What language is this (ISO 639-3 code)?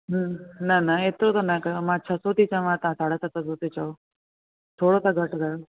snd